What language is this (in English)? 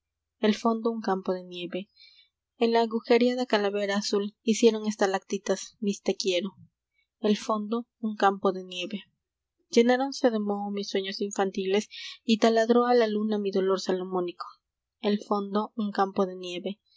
Spanish